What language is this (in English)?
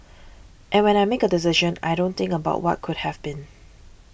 English